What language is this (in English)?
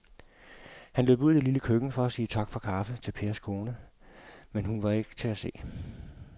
Danish